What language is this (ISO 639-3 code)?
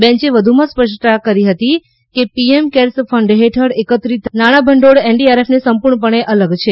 guj